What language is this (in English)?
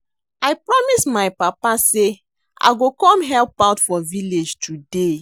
Nigerian Pidgin